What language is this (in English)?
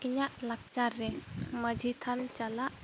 Santali